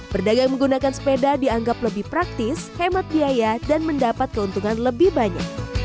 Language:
Indonesian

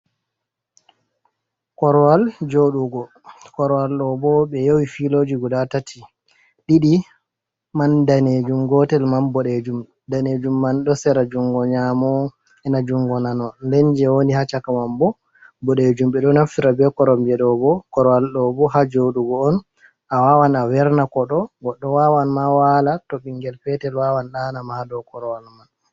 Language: Fula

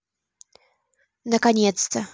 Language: Russian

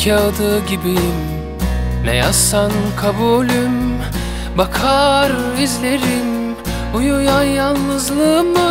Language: Turkish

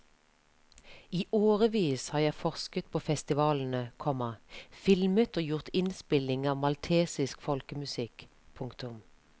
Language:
Norwegian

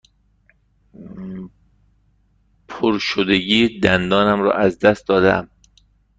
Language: Persian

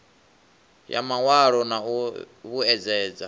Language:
Venda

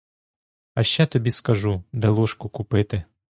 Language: Ukrainian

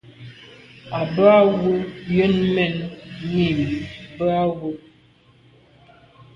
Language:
Medumba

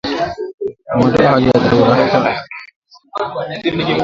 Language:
Swahili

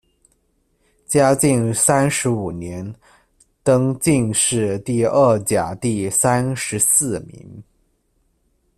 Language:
Chinese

